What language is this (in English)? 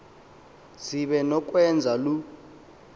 Xhosa